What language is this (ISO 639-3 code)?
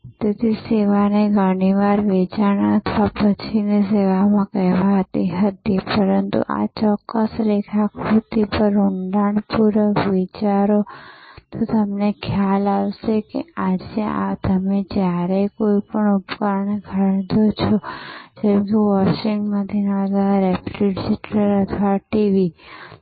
guj